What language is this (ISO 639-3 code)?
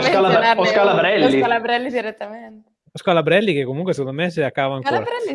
ita